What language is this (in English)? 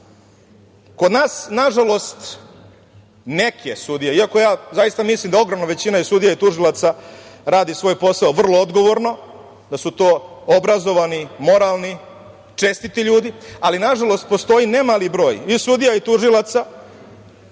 Serbian